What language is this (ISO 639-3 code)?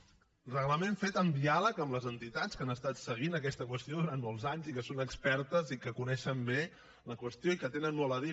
cat